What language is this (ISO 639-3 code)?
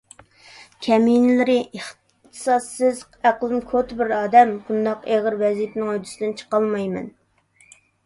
uig